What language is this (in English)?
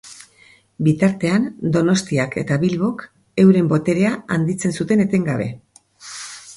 Basque